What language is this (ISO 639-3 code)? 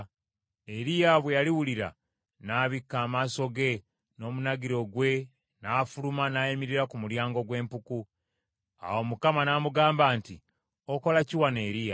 lug